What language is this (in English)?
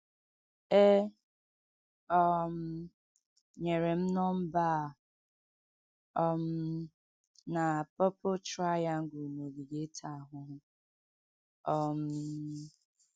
Igbo